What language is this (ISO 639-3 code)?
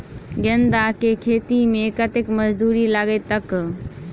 mai